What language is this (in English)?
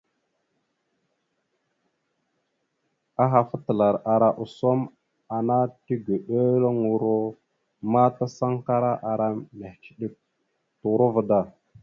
Mada (Cameroon)